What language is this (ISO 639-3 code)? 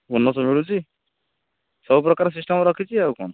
ori